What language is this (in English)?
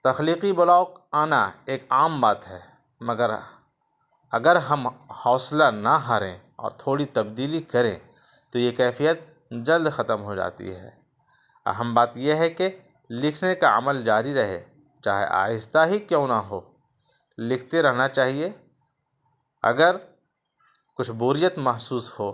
Urdu